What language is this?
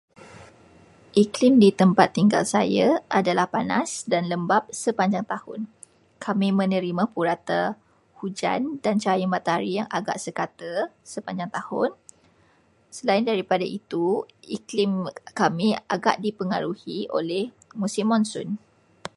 Malay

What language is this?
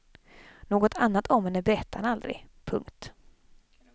Swedish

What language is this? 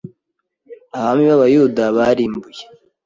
Kinyarwanda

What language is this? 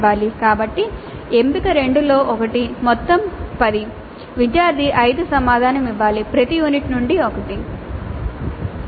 Telugu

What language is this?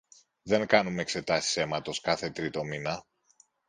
Greek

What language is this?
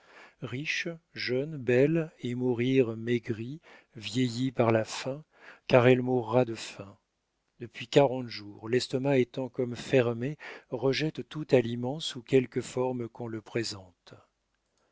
French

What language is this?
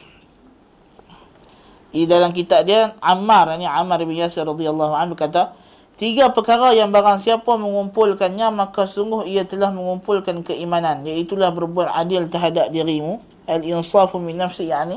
Malay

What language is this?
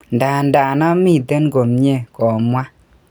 Kalenjin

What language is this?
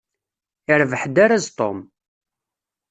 Kabyle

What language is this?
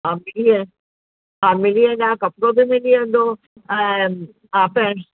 Sindhi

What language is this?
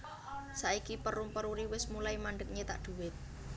Javanese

